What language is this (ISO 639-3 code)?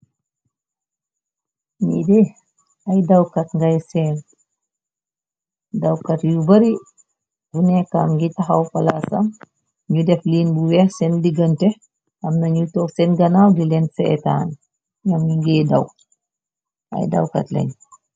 wol